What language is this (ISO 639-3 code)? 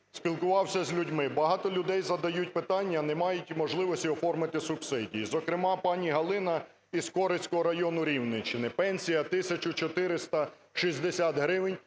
ukr